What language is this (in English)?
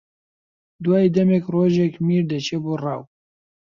Central Kurdish